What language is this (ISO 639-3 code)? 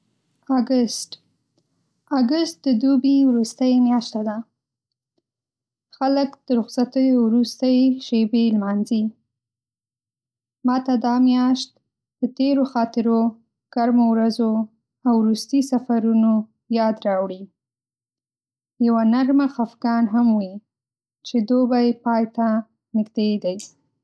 pus